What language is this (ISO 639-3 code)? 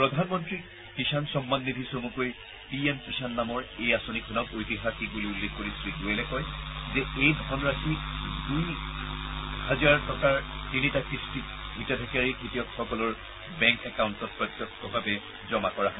asm